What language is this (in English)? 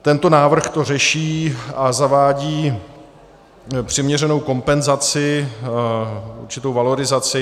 Czech